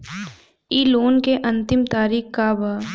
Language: Bhojpuri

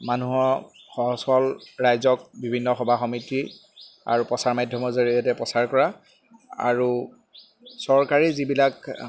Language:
Assamese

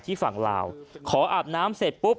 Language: Thai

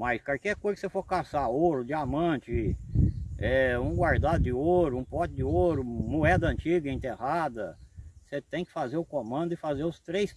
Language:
Portuguese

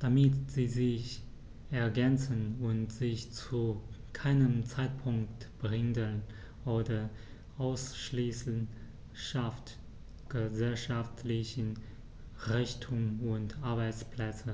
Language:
German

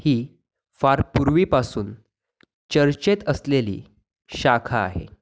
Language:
Marathi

